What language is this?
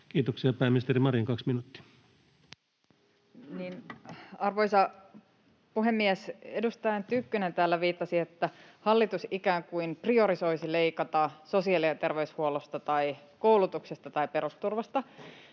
Finnish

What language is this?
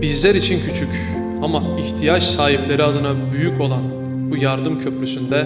Turkish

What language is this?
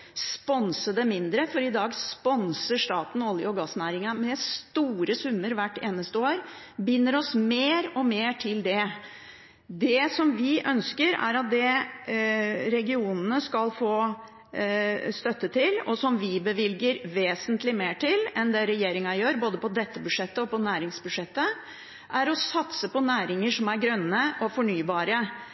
Norwegian Bokmål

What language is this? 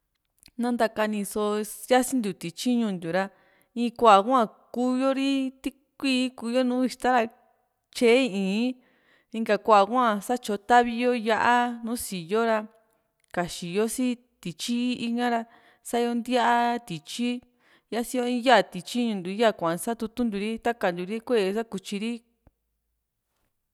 Juxtlahuaca Mixtec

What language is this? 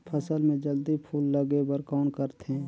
Chhattisgarhi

